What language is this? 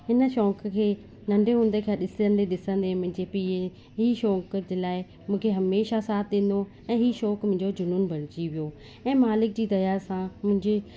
Sindhi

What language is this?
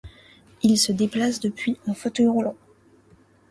French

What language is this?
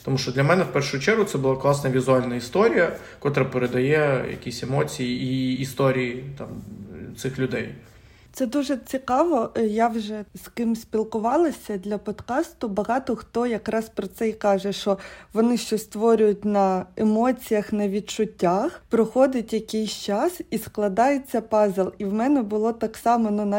Ukrainian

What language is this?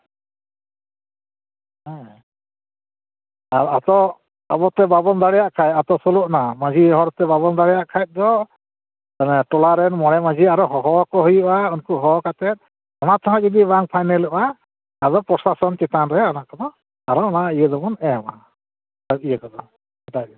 Santali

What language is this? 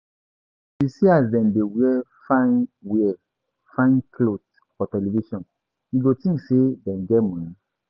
Nigerian Pidgin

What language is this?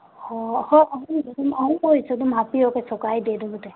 Manipuri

